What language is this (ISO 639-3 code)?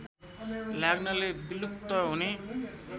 nep